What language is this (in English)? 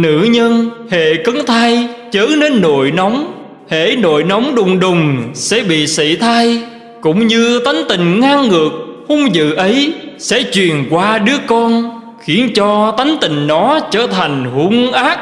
Vietnamese